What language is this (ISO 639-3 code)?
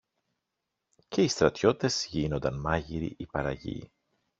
ell